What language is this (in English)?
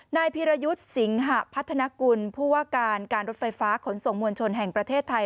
Thai